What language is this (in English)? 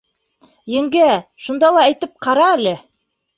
Bashkir